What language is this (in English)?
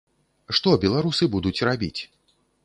Belarusian